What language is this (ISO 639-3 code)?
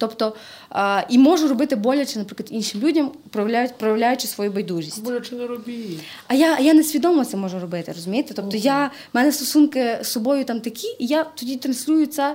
ukr